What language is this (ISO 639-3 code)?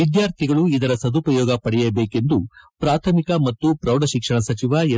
kan